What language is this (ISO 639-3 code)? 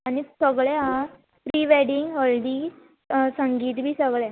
kok